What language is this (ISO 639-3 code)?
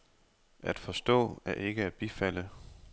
dan